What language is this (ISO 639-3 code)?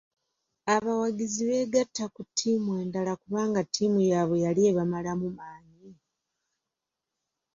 lug